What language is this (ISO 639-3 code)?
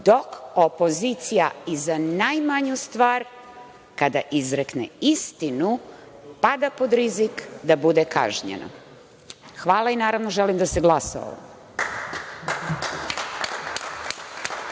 srp